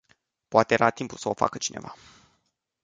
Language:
Romanian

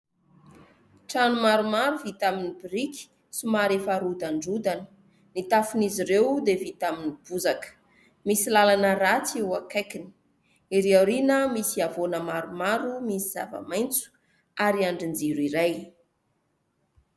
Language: Malagasy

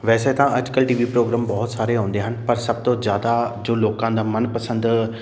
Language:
Punjabi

